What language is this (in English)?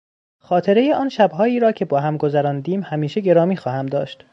Persian